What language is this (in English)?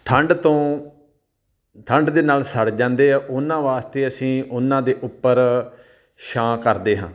Punjabi